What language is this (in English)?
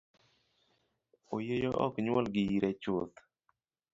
Luo (Kenya and Tanzania)